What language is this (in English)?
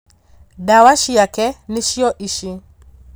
Kikuyu